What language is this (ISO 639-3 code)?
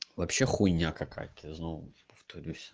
rus